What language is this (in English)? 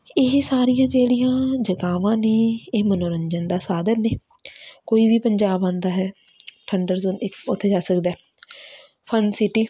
Punjabi